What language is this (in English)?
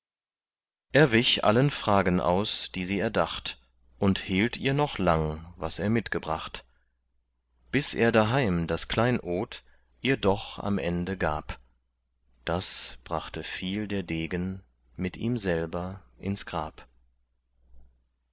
German